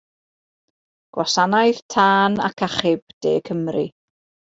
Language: Welsh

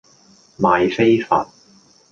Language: Cantonese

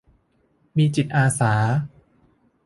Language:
Thai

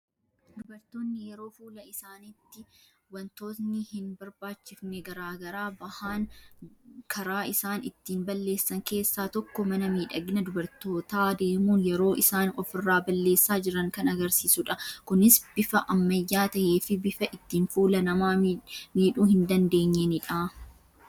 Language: Oromo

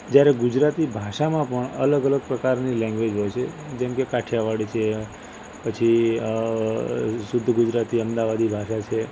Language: Gujarati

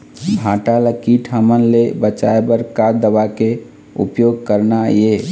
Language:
Chhattisgarhi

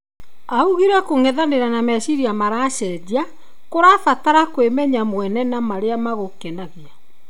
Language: Kikuyu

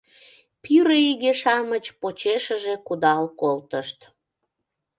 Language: Mari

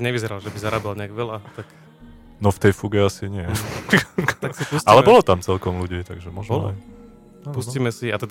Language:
Slovak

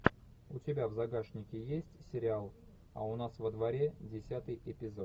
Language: Russian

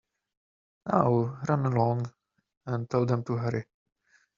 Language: English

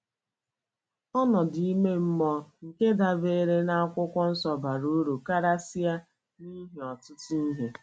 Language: Igbo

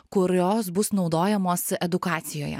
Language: Lithuanian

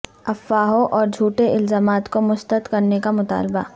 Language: Urdu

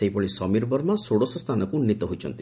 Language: Odia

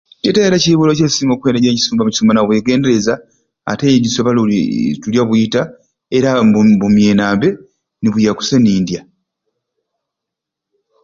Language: Ruuli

